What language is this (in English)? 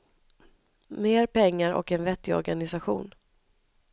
Swedish